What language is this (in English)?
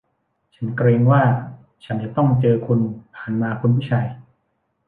Thai